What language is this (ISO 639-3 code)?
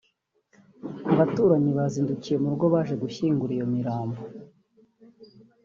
kin